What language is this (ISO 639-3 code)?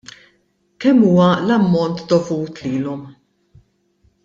mlt